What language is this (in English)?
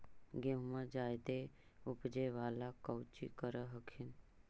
Magahi